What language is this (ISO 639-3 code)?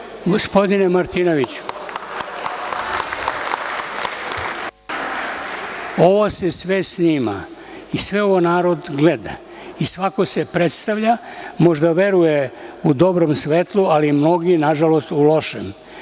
srp